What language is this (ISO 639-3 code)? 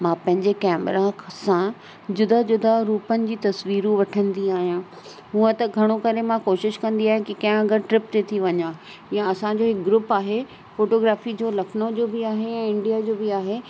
snd